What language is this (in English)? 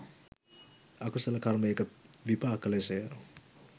Sinhala